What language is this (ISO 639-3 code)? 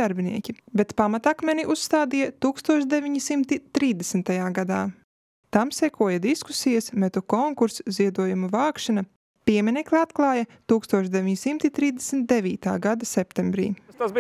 lav